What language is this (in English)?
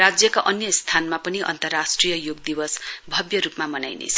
Nepali